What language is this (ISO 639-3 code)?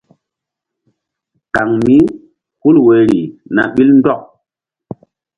mdd